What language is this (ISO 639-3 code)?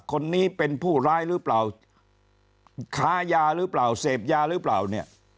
tha